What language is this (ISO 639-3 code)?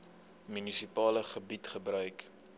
afr